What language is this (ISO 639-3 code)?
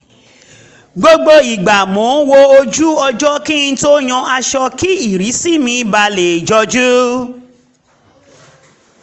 yor